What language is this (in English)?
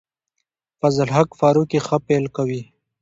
Pashto